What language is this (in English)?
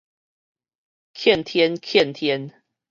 Min Nan Chinese